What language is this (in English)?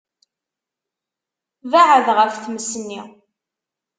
Kabyle